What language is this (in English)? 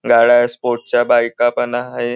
Marathi